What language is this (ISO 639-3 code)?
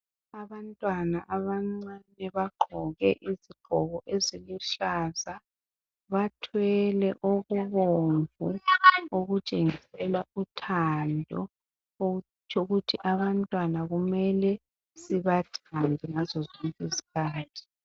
nde